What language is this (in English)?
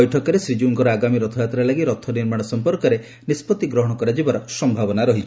Odia